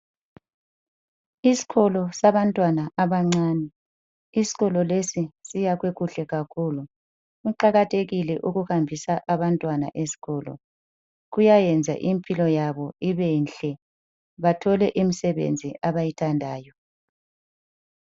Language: North Ndebele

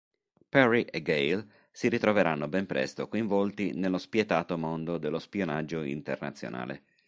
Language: Italian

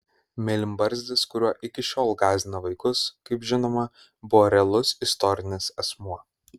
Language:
Lithuanian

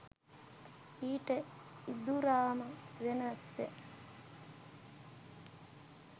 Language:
Sinhala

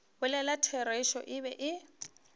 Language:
Northern Sotho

